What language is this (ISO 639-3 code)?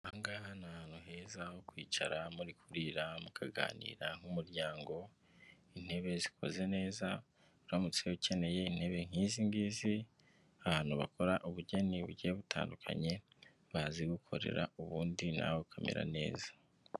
kin